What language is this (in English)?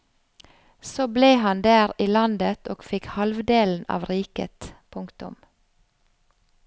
Norwegian